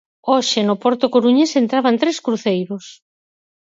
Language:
Galician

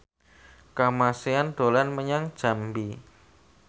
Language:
Javanese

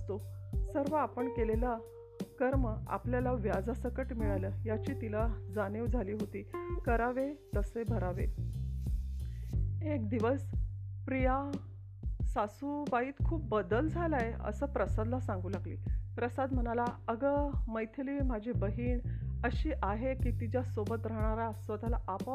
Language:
Marathi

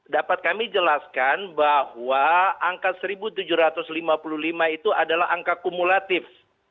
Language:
Indonesian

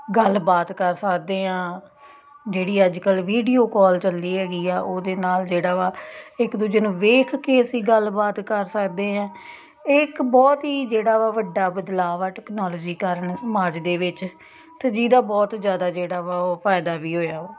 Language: Punjabi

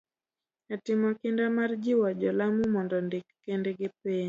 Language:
Luo (Kenya and Tanzania)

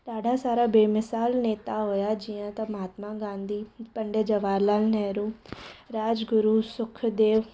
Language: Sindhi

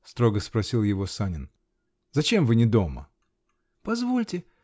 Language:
Russian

